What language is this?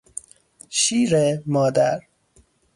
Persian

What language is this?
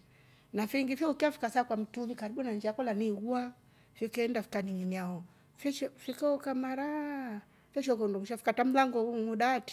Rombo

